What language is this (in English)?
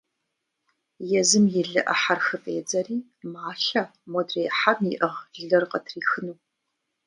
Kabardian